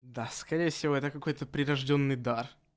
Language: Russian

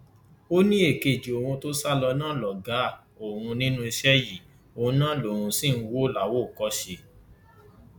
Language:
Yoruba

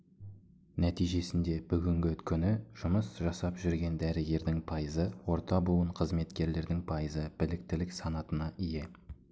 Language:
Kazakh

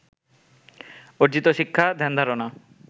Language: Bangla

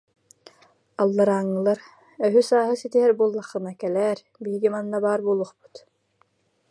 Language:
Yakut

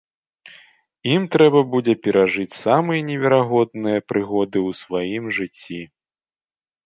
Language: Belarusian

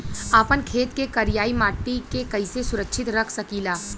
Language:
Bhojpuri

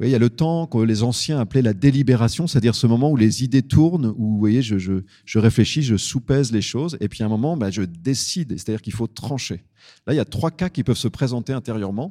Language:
French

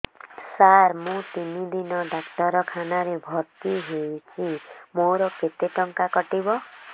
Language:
Odia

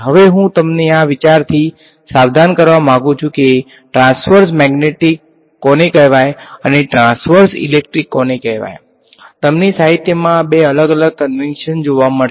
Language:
Gujarati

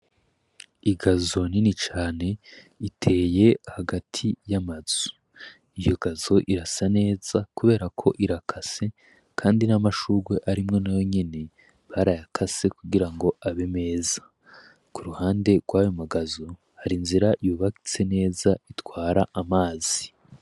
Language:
Rundi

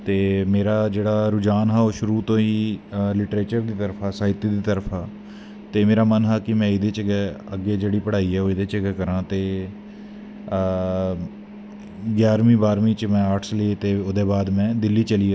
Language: Dogri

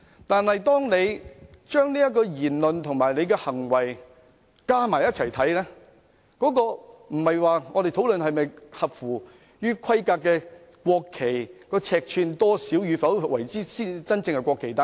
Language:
Cantonese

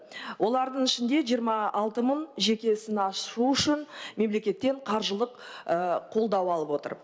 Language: Kazakh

